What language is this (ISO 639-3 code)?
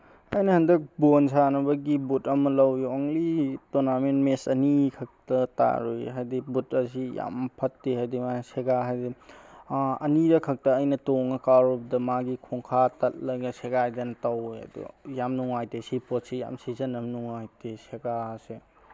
mni